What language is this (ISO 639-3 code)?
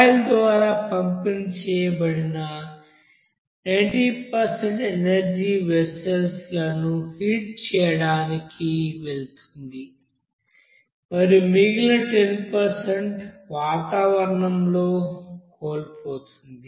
tel